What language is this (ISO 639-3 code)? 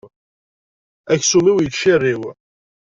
kab